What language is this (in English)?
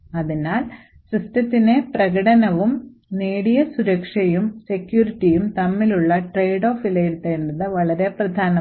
Malayalam